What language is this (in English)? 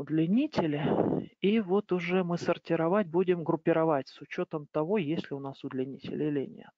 Russian